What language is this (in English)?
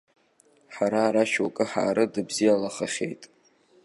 Abkhazian